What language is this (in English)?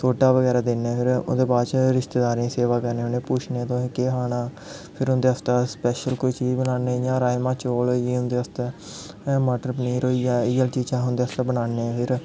Dogri